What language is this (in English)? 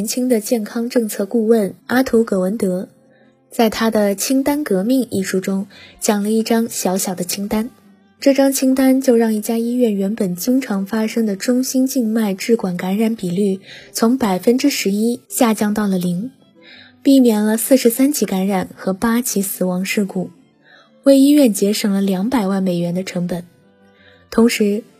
Chinese